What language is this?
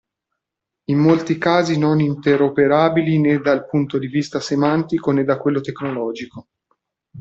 Italian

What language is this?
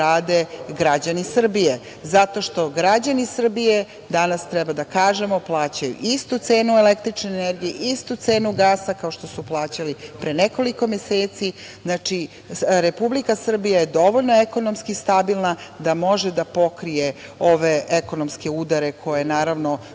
Serbian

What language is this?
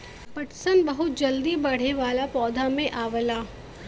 Bhojpuri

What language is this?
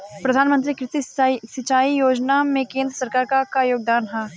Bhojpuri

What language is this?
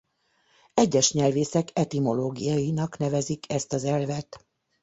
Hungarian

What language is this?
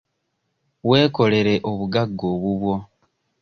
Ganda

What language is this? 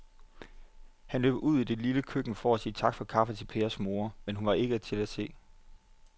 Danish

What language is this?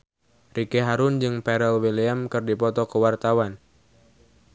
Sundanese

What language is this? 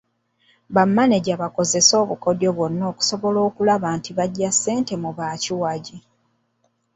Ganda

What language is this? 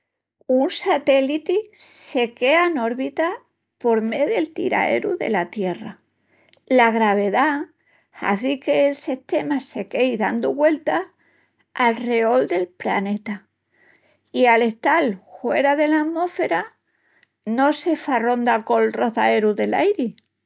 Extremaduran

